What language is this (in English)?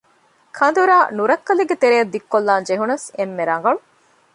Divehi